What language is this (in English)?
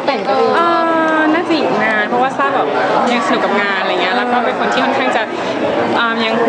Thai